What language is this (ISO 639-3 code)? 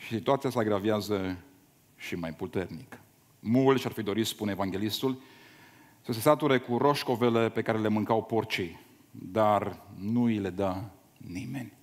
ron